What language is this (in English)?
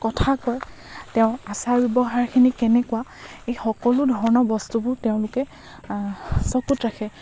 Assamese